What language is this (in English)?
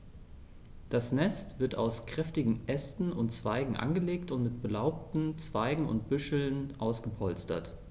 German